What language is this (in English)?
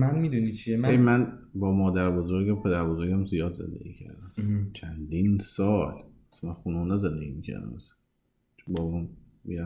Persian